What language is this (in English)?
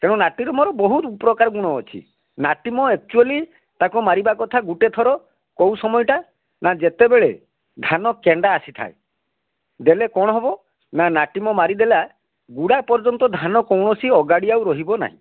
Odia